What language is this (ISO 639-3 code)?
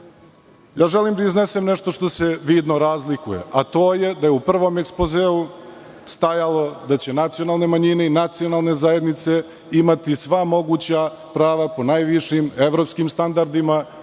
srp